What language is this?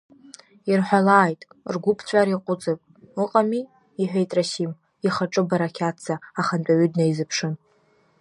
Abkhazian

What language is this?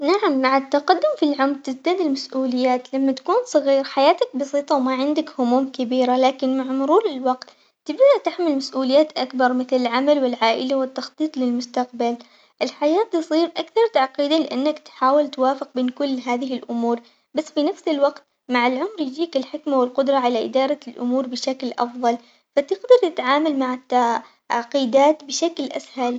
Omani Arabic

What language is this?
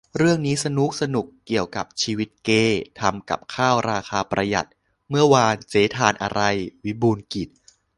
Thai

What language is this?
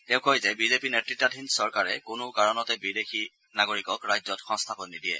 Assamese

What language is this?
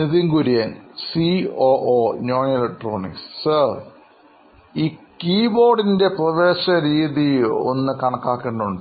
Malayalam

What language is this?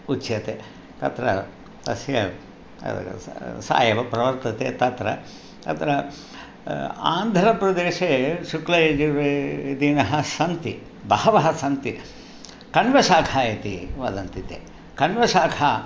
Sanskrit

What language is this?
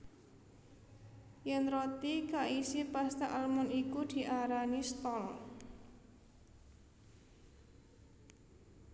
Javanese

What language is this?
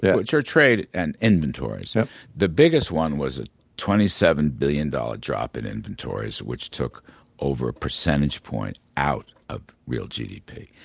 English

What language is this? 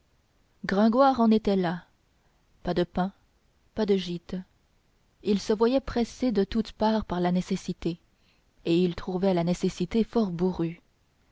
French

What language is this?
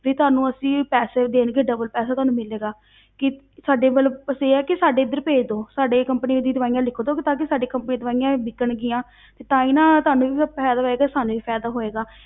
Punjabi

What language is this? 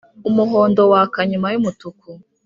Kinyarwanda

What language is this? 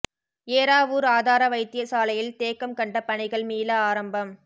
Tamil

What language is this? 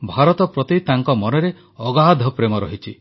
Odia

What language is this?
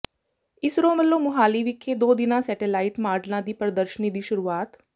Punjabi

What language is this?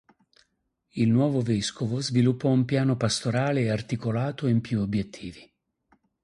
Italian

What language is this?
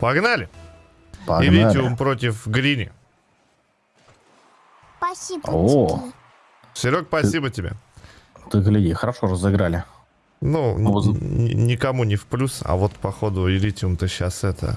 Russian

